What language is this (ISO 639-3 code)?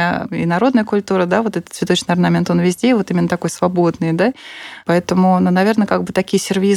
rus